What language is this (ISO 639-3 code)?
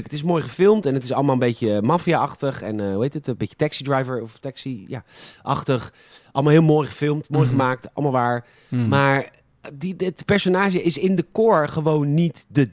nld